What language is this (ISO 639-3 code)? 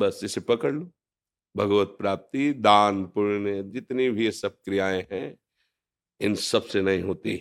hin